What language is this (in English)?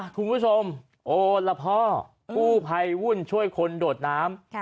Thai